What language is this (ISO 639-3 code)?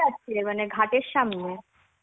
ben